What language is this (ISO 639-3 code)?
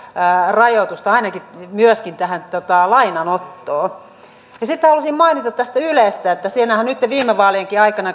fin